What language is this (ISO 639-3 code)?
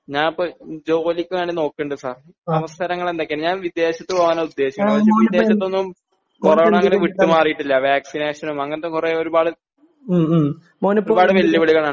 mal